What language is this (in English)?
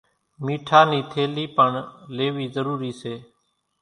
Kachi Koli